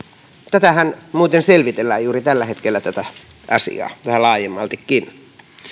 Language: Finnish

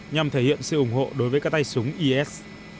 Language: Vietnamese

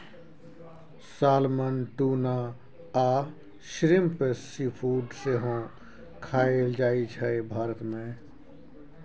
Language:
Maithili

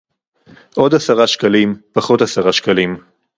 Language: Hebrew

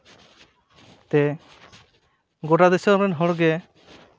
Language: Santali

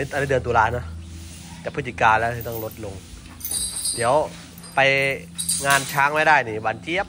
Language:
Thai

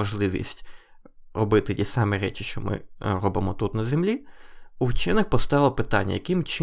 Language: Ukrainian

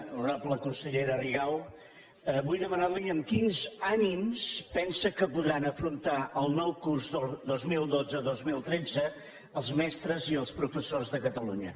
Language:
Catalan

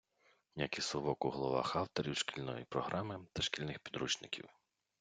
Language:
Ukrainian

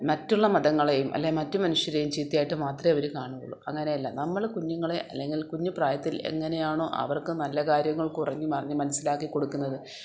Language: Malayalam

